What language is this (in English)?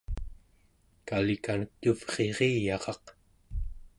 Central Yupik